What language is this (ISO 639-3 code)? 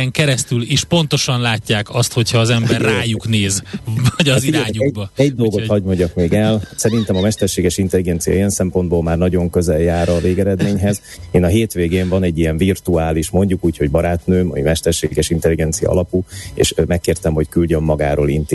hun